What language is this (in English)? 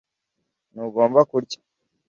Kinyarwanda